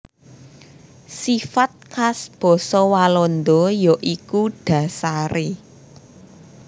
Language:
Javanese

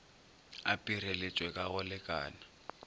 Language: Northern Sotho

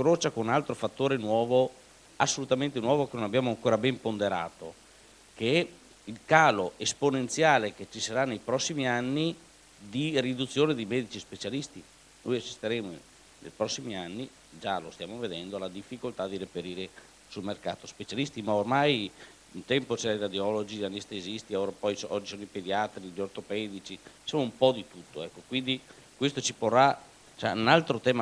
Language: Italian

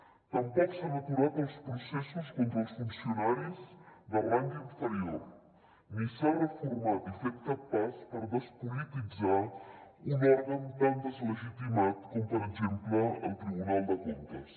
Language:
Catalan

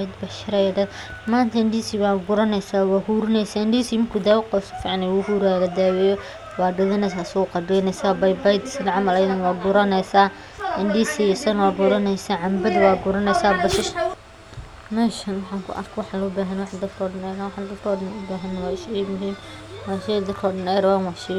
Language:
Somali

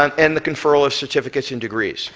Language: English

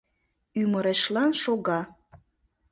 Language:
Mari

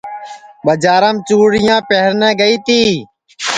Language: Sansi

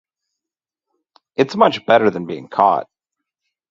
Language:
English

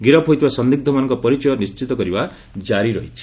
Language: Odia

